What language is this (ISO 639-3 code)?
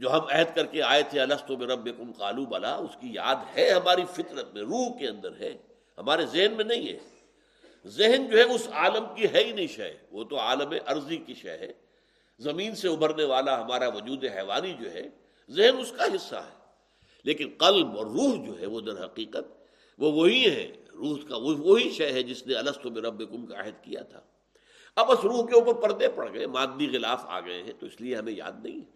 urd